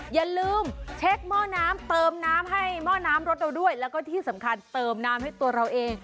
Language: Thai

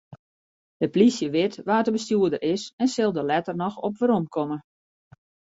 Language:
Western Frisian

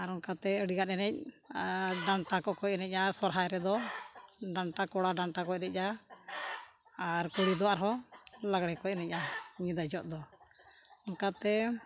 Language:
Santali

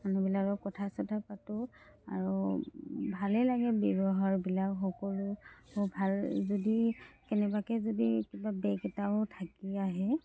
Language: Assamese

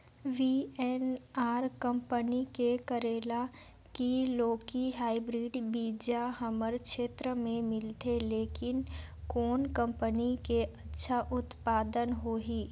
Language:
Chhattisgarhi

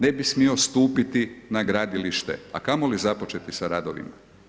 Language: Croatian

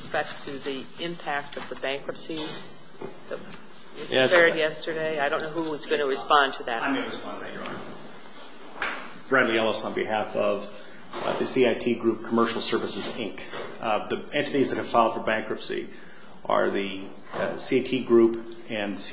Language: English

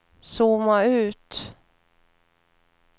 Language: Swedish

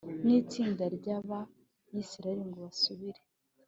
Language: Kinyarwanda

